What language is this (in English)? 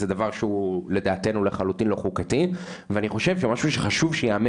Hebrew